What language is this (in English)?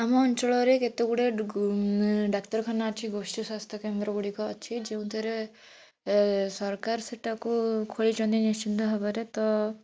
Odia